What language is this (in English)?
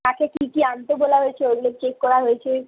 Bangla